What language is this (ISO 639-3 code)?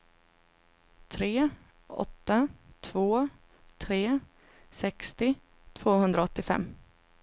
swe